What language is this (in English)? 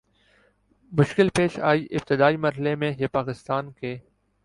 Urdu